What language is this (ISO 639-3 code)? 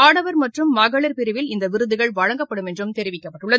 tam